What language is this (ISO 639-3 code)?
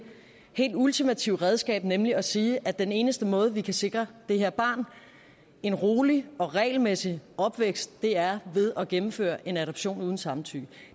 dan